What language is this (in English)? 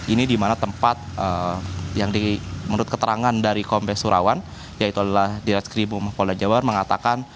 Indonesian